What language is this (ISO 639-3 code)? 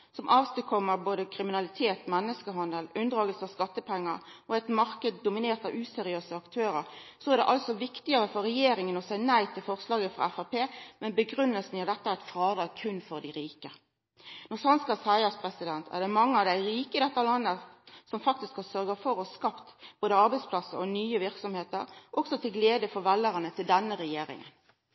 nno